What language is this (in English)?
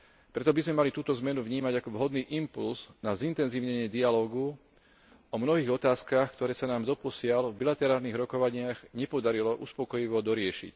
Slovak